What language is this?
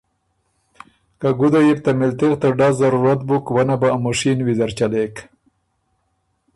Ormuri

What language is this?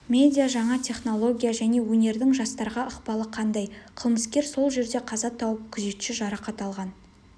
Kazakh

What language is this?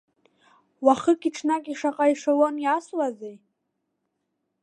Abkhazian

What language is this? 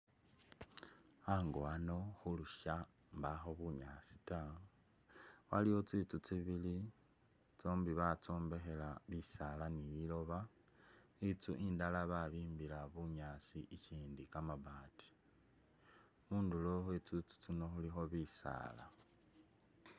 Masaaba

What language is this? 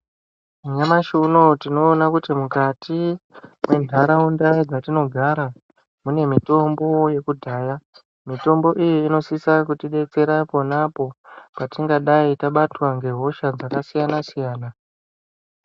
Ndau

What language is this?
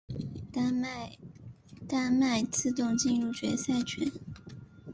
Chinese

